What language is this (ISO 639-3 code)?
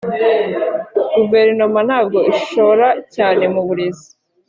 kin